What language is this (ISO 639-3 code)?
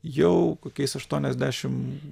lit